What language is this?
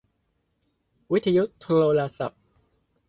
Thai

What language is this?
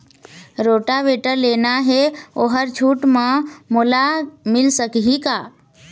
Chhattisgarhi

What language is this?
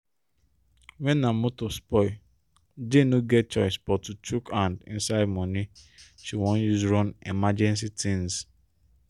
Nigerian Pidgin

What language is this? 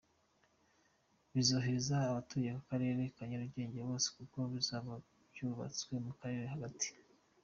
Kinyarwanda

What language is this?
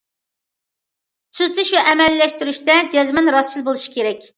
Uyghur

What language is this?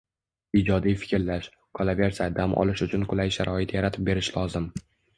Uzbek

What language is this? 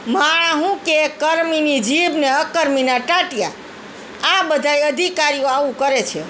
Gujarati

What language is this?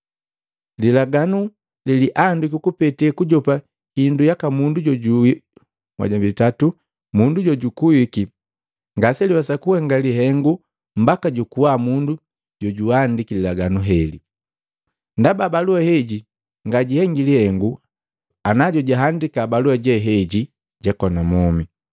Matengo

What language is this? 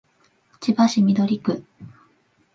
Japanese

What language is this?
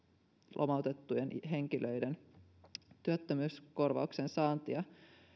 Finnish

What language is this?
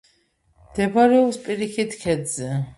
Georgian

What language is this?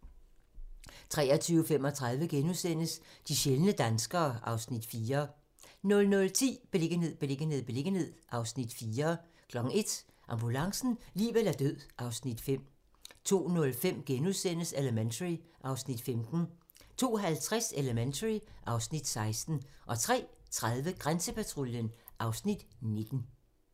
Danish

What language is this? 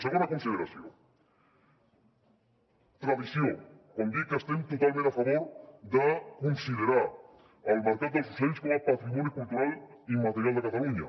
Catalan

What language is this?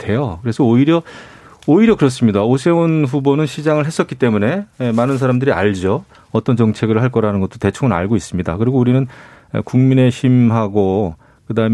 Korean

